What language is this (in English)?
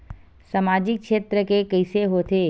Chhattisgarhi